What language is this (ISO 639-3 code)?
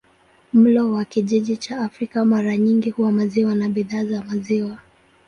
swa